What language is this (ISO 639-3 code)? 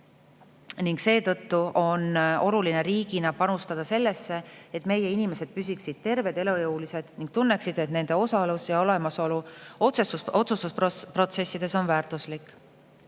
est